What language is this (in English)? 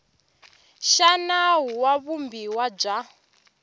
Tsonga